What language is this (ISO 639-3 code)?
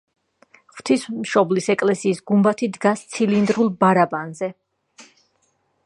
kat